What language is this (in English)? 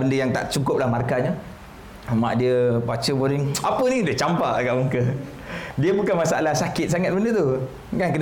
Malay